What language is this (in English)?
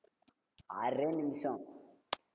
Tamil